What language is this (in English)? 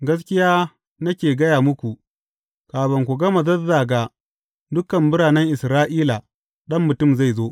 Hausa